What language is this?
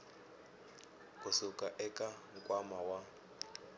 Tsonga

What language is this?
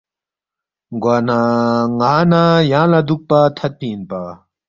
Balti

